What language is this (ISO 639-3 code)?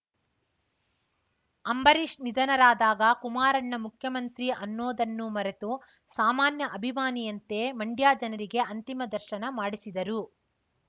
kan